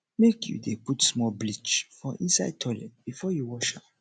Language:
Nigerian Pidgin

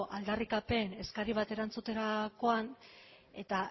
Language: Basque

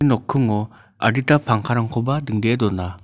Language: Garo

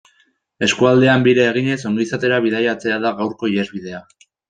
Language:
Basque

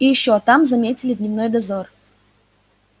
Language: Russian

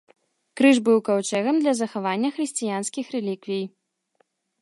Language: Belarusian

